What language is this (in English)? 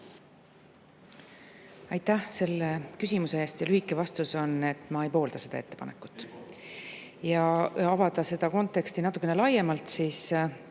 Estonian